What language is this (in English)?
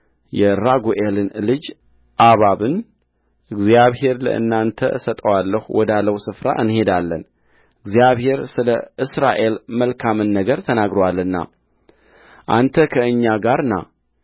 Amharic